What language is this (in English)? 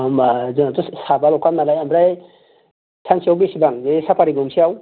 Bodo